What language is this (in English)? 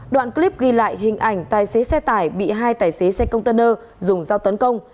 Vietnamese